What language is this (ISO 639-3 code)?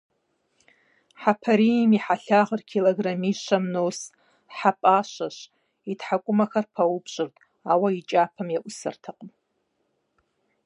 kbd